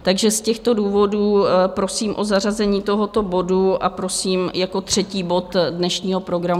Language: Czech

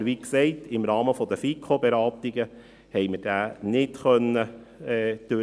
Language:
Swiss German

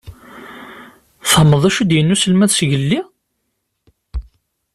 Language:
Kabyle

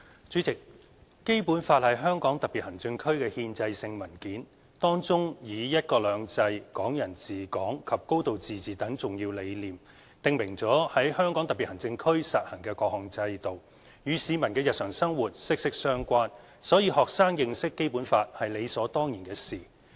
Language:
Cantonese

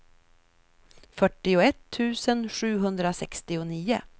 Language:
Swedish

